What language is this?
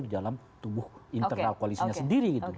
Indonesian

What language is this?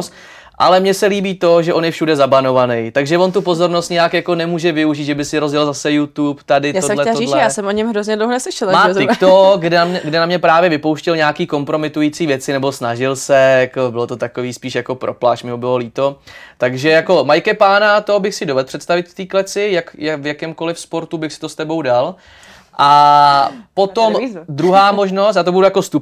Czech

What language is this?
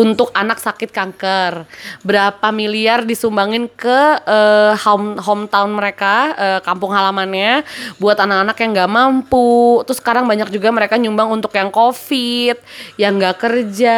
Indonesian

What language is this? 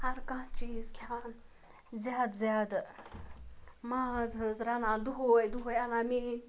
Kashmiri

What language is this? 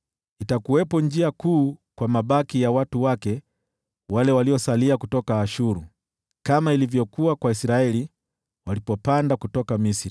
Swahili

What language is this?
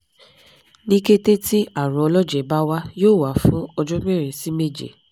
Yoruba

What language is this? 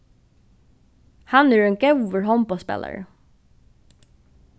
Faroese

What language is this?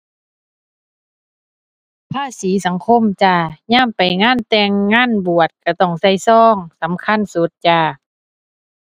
Thai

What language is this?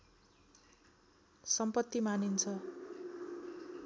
Nepali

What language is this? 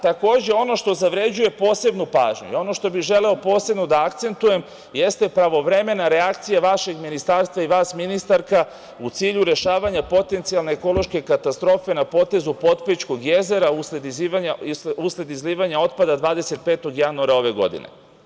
Serbian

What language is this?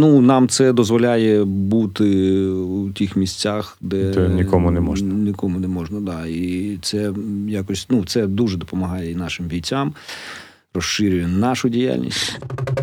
Ukrainian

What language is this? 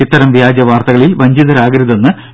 Malayalam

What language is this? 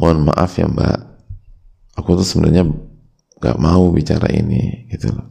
Indonesian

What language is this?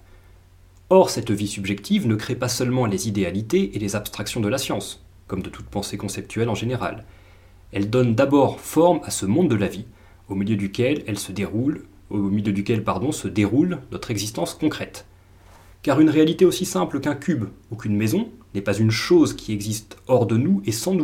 French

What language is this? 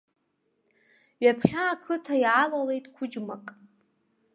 Abkhazian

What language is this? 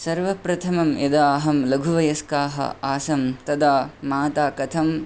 Sanskrit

